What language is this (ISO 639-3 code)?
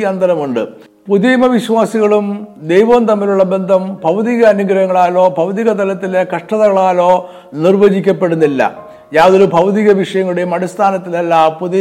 mal